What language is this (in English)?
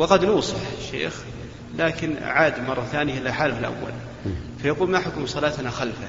Arabic